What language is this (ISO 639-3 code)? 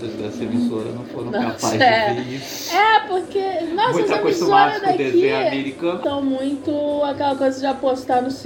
por